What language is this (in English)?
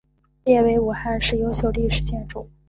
Chinese